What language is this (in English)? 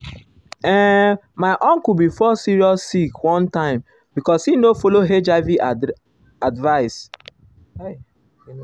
Nigerian Pidgin